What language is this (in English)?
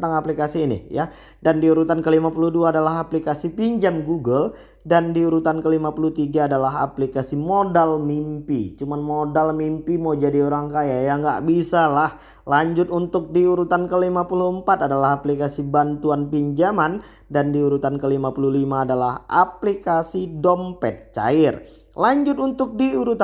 Indonesian